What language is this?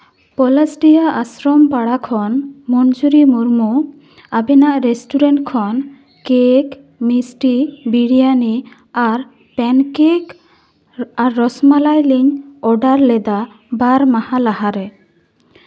Santali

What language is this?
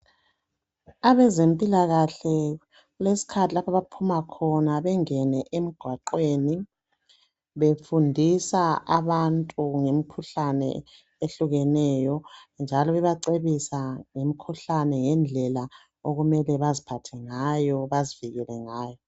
North Ndebele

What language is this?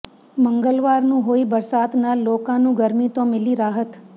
Punjabi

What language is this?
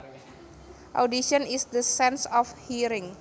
Javanese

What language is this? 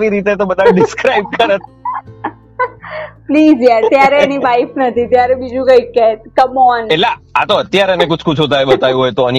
Gujarati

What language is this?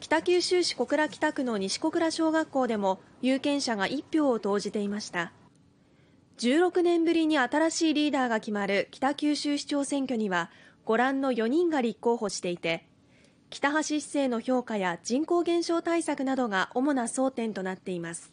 Japanese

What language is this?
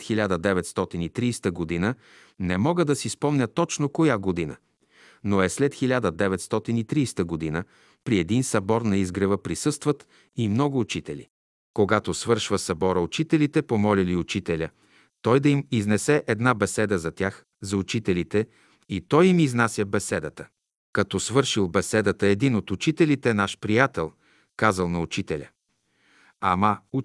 Bulgarian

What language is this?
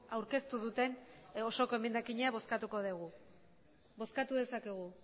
Basque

